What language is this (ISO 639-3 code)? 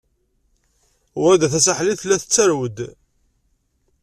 kab